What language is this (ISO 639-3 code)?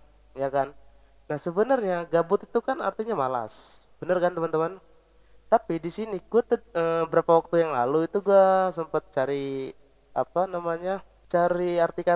ind